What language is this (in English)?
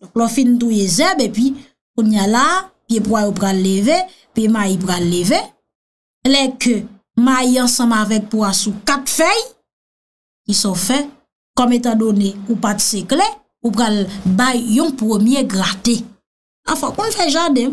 French